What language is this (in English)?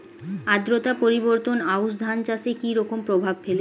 Bangla